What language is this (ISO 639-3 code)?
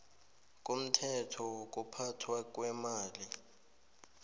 nbl